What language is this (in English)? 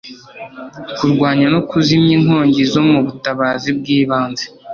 Kinyarwanda